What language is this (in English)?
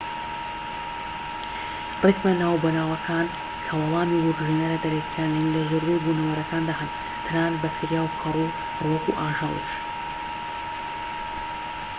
Central Kurdish